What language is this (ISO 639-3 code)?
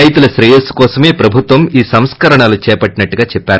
tel